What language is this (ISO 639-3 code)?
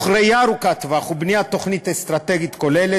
heb